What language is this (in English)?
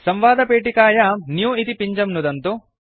Sanskrit